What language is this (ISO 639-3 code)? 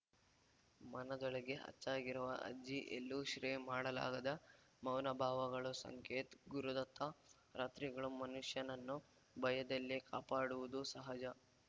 kan